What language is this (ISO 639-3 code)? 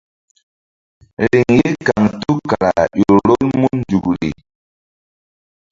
mdd